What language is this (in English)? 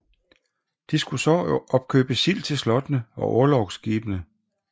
Danish